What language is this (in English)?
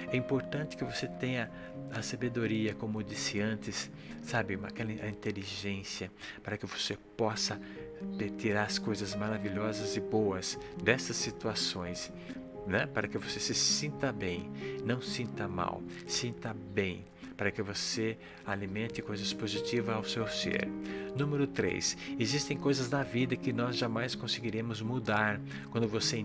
Portuguese